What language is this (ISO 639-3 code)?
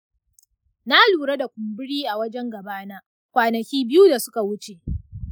hau